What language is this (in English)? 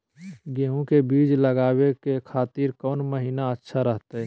Magahi